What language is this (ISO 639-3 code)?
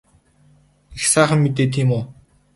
mon